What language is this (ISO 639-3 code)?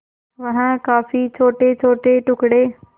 hin